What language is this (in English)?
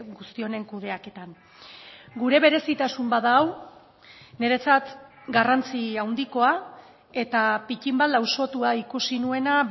Basque